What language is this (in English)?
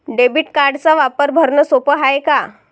Marathi